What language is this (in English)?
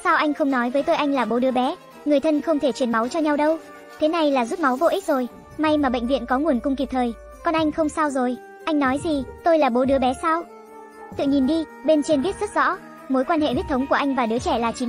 Vietnamese